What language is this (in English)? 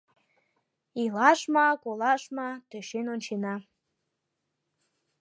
Mari